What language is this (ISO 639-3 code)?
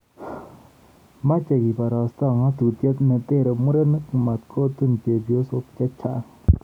kln